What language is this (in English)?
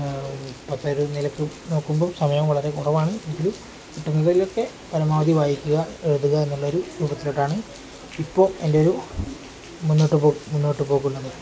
Malayalam